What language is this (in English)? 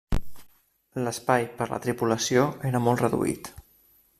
Catalan